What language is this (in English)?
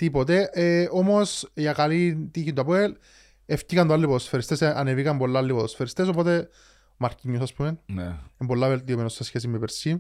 Greek